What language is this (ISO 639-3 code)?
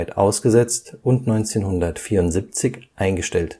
deu